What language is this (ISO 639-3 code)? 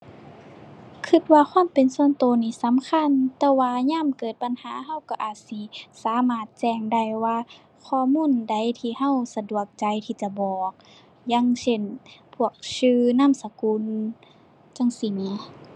tha